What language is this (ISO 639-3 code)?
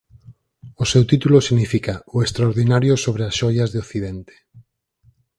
glg